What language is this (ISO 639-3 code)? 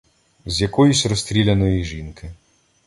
ukr